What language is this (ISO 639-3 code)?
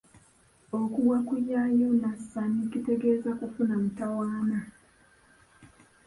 lug